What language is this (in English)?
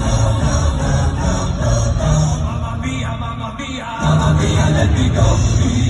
English